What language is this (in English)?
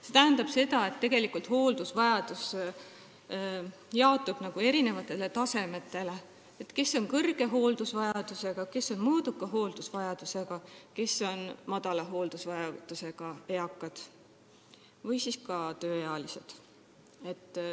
Estonian